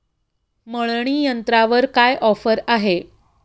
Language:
Marathi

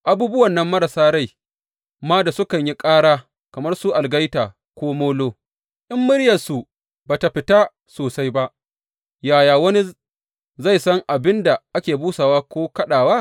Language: Hausa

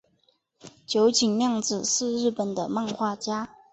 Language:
Chinese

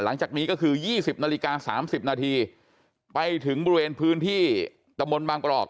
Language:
Thai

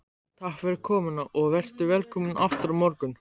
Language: Icelandic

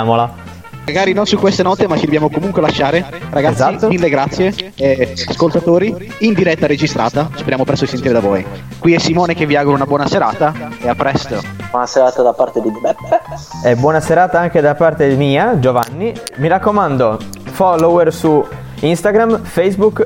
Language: Italian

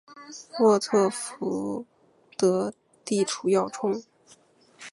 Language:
Chinese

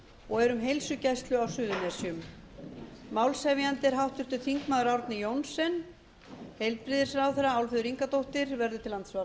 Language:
Icelandic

